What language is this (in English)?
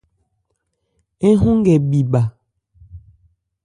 Ebrié